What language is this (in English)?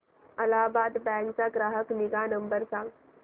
Marathi